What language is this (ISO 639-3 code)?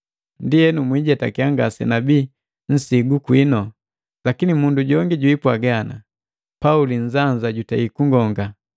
mgv